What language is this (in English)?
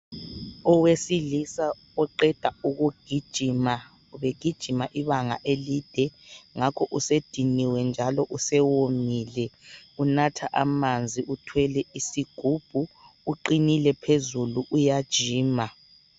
North Ndebele